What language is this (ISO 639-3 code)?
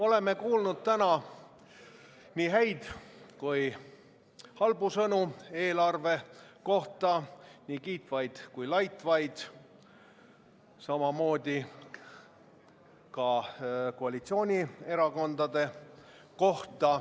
est